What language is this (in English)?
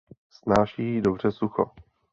Czech